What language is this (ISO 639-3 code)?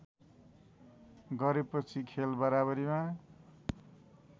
nep